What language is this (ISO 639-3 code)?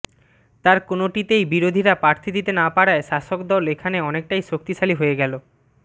ben